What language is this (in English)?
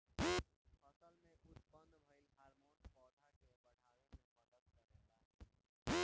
Bhojpuri